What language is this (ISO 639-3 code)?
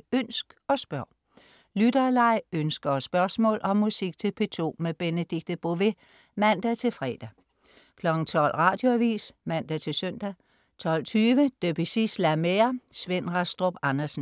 dan